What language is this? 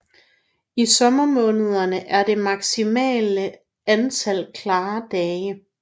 Danish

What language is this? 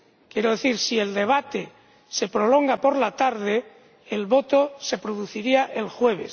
Spanish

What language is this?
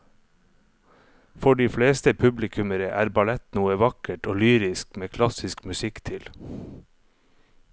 Norwegian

